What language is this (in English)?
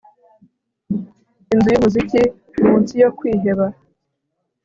Kinyarwanda